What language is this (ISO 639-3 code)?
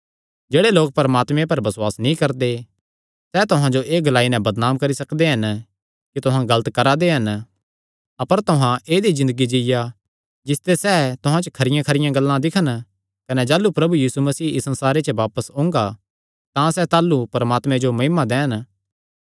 xnr